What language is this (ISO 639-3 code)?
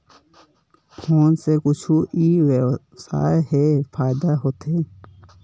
hne